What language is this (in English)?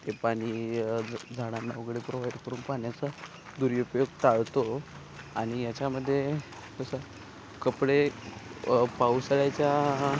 Marathi